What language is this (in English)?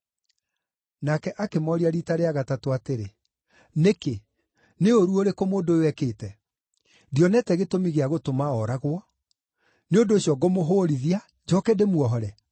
Kikuyu